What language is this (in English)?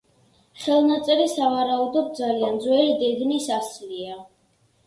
Georgian